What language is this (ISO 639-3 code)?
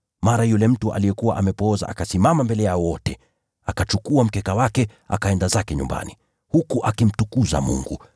swa